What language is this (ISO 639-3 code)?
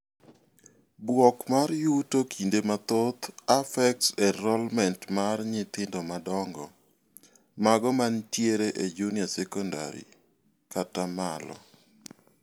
luo